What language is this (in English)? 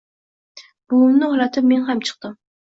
Uzbek